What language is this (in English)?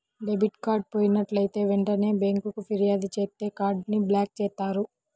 Telugu